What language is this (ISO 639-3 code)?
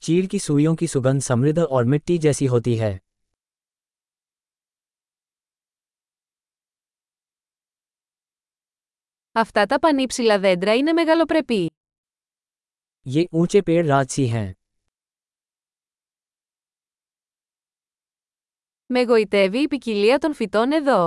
ell